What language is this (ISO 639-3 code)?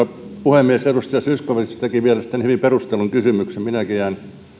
fin